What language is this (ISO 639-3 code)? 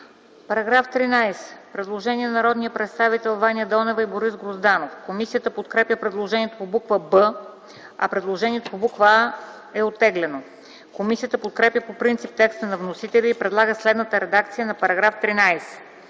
bul